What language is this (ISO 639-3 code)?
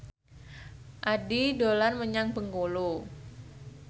jav